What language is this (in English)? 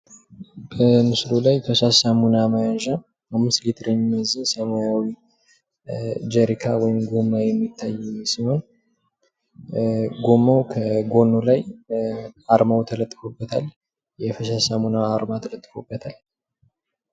Amharic